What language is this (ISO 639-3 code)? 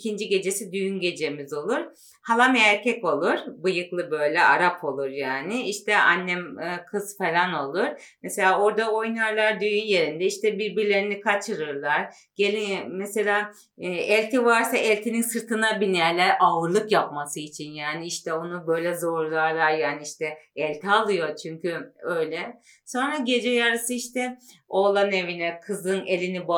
tur